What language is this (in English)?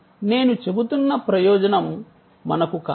Telugu